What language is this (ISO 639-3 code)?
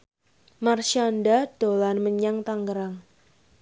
jav